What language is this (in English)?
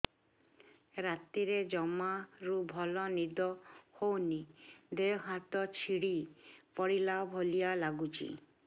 Odia